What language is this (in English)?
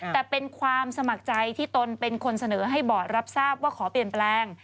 Thai